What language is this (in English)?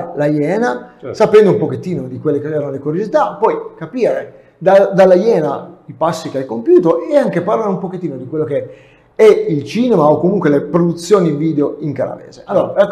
Italian